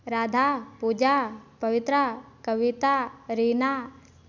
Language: Hindi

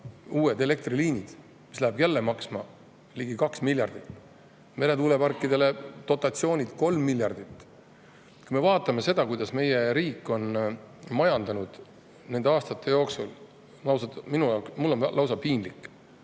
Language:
Estonian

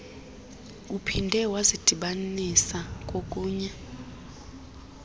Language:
Xhosa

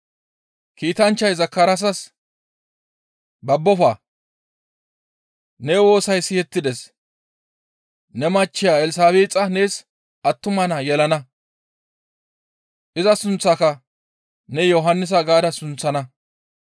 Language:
Gamo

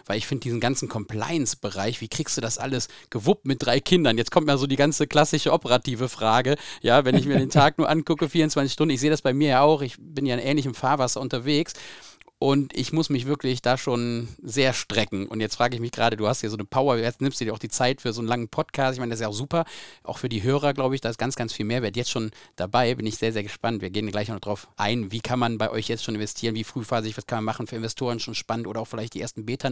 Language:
German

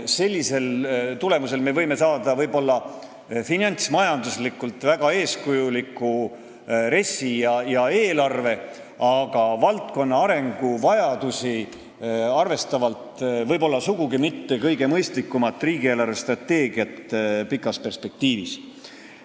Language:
Estonian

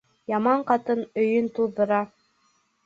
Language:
Bashkir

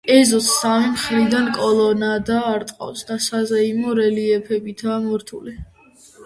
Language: Georgian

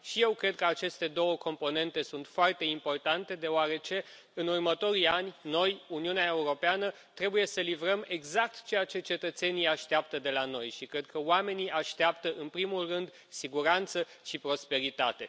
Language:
Romanian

